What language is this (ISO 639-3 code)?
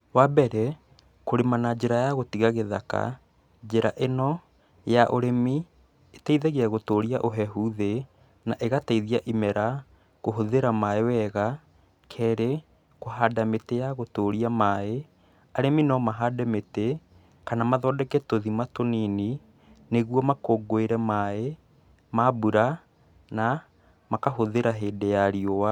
kik